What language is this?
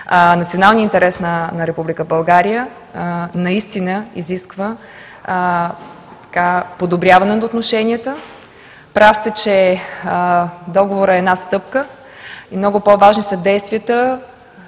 Bulgarian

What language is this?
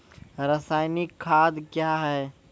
Maithili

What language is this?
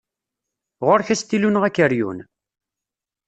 Kabyle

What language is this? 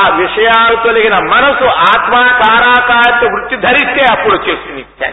Telugu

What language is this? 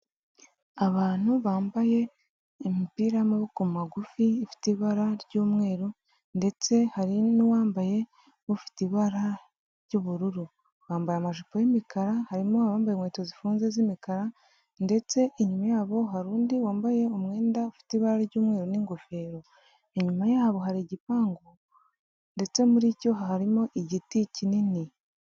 Kinyarwanda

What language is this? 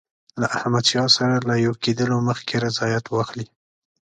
Pashto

